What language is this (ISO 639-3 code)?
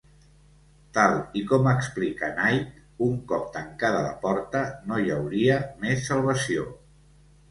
cat